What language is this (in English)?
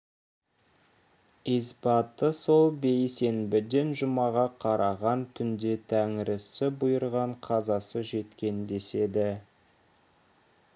Kazakh